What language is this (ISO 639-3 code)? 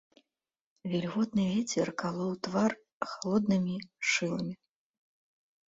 bel